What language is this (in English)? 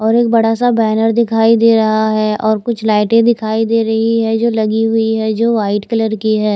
Hindi